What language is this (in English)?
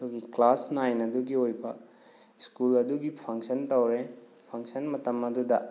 Manipuri